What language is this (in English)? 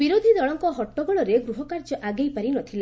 Odia